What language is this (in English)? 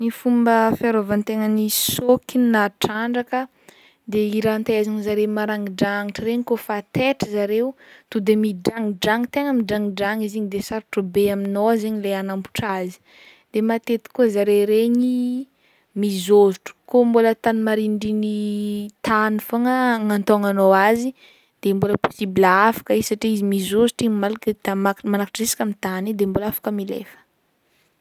Northern Betsimisaraka Malagasy